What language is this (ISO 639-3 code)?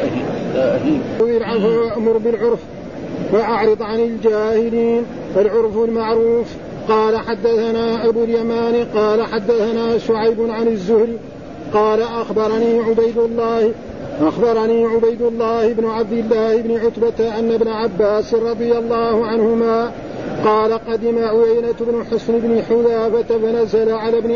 ara